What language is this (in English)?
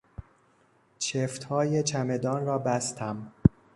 Persian